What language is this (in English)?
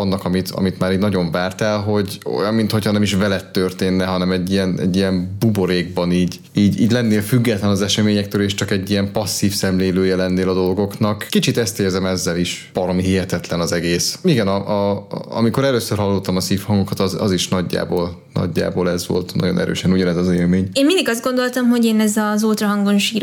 Hungarian